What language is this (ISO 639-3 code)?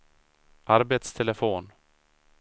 swe